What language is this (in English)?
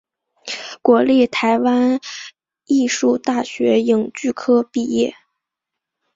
Chinese